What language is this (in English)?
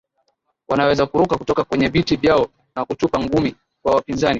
Swahili